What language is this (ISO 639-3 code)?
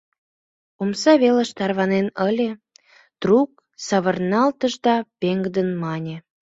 chm